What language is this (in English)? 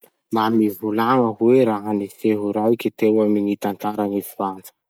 Masikoro Malagasy